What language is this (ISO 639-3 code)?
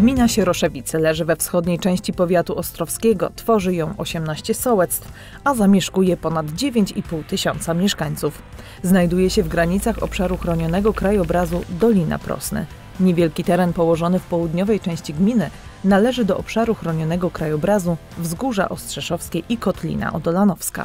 pol